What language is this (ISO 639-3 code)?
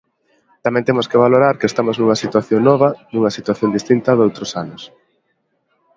glg